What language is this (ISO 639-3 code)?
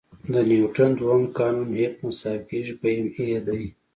pus